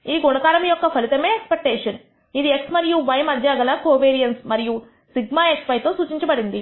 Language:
Telugu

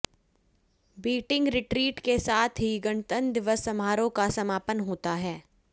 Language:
Hindi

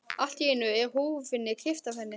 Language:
Icelandic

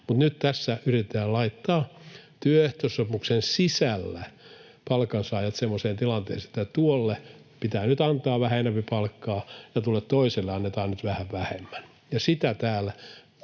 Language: Finnish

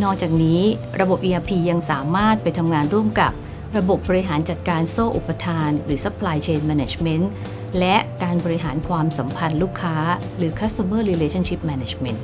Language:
Thai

